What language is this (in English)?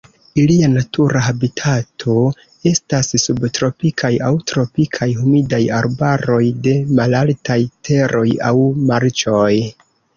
Esperanto